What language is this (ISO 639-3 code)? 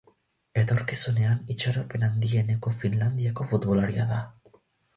eus